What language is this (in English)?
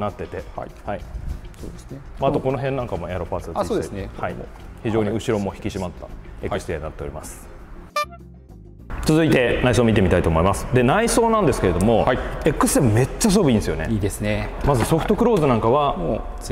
Japanese